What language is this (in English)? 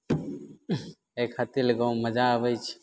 Maithili